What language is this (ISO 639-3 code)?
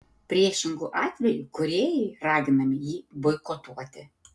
lit